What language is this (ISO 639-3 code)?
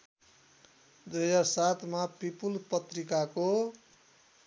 nep